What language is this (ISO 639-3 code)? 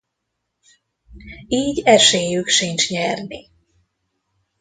hun